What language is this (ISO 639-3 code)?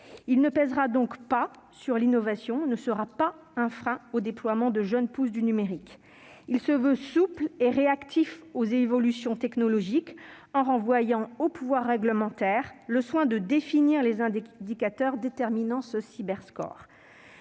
fra